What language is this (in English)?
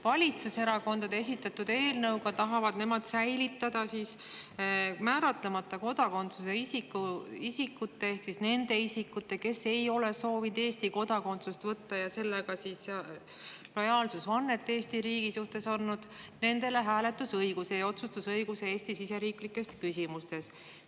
Estonian